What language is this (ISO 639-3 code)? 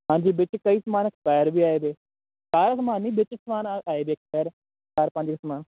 pan